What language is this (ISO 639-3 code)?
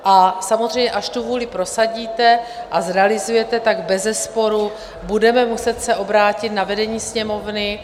ces